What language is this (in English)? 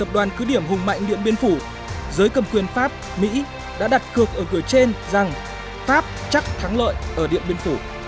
Vietnamese